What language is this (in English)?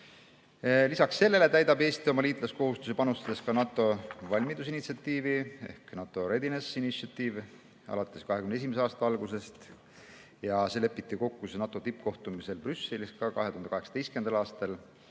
Estonian